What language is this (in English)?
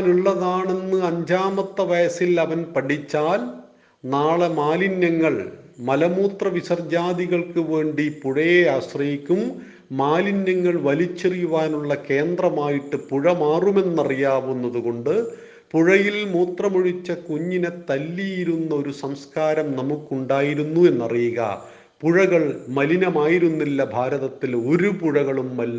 Malayalam